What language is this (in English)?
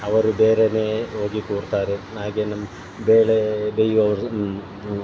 Kannada